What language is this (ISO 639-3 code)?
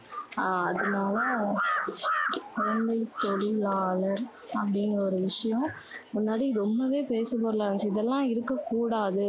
tam